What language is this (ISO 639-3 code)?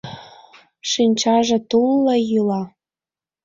chm